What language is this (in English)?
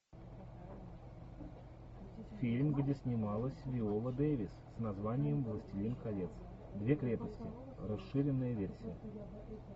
Russian